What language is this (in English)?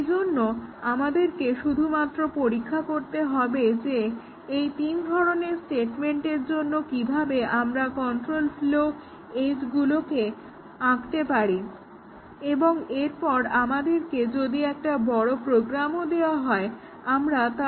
Bangla